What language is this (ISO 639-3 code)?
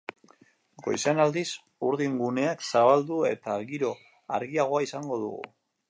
eus